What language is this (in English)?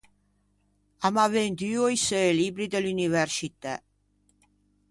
Ligurian